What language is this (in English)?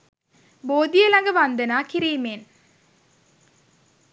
Sinhala